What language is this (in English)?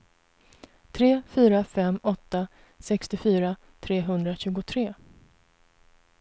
Swedish